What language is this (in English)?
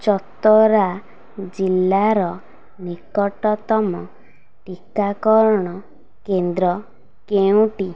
Odia